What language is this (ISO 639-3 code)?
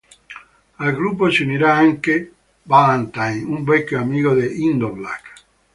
ita